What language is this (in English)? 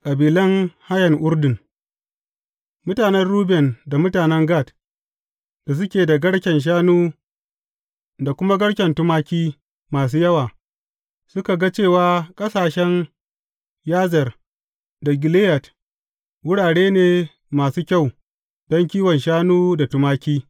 Hausa